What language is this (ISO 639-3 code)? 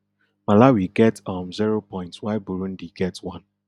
pcm